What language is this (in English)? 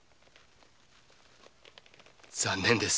Japanese